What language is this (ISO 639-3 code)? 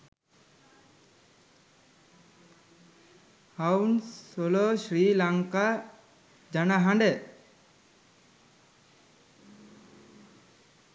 sin